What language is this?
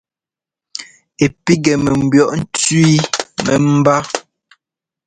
Ngomba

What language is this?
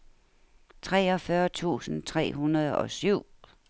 Danish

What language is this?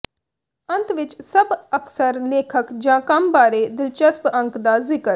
Punjabi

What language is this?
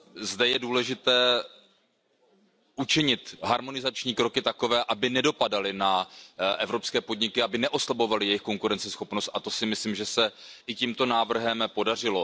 Czech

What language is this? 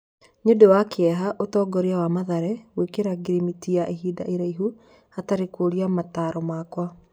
Kikuyu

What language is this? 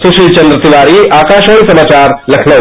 Hindi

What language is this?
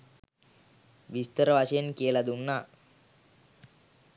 Sinhala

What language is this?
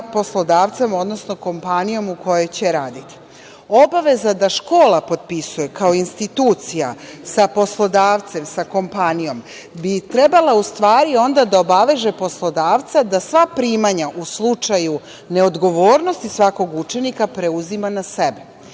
Serbian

